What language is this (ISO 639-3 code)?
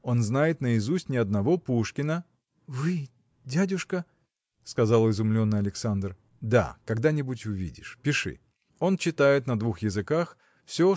rus